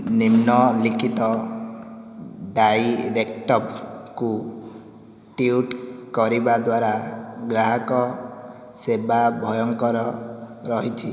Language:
Odia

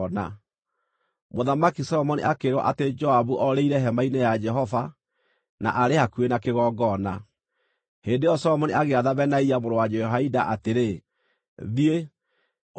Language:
Kikuyu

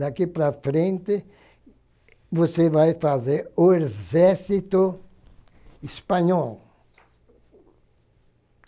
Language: Portuguese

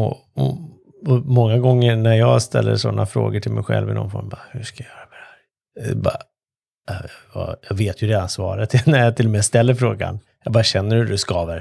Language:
Swedish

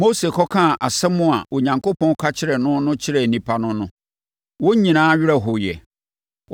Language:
Akan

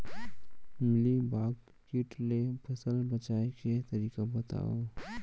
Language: Chhattisgarhi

